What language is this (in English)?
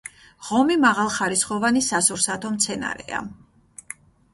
Georgian